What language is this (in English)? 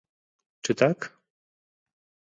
Polish